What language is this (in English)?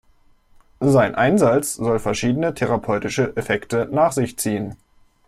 German